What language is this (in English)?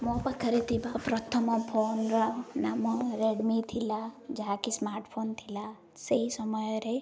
Odia